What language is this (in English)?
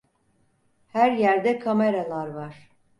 Turkish